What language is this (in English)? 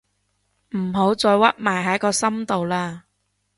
Cantonese